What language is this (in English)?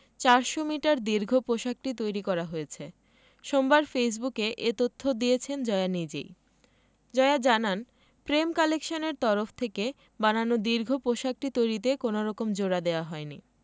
Bangla